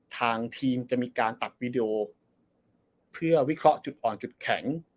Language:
Thai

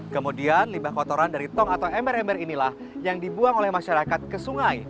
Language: Indonesian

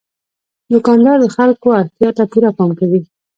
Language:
Pashto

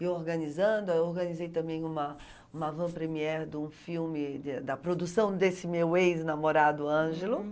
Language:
Portuguese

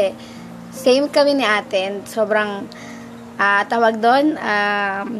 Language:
Filipino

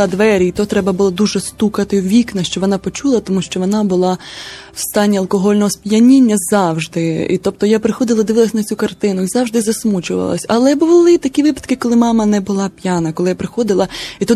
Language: Ukrainian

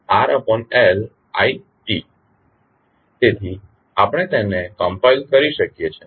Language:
Gujarati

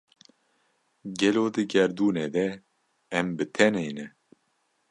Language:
Kurdish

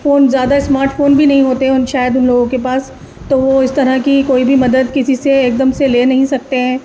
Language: Urdu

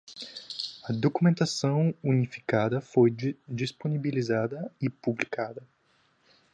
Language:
Portuguese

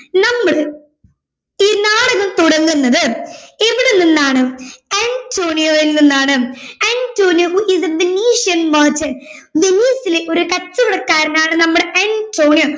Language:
Malayalam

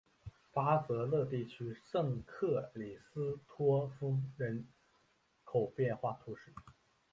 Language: Chinese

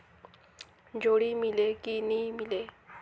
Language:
Chhattisgarhi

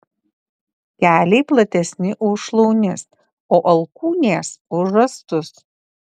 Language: Lithuanian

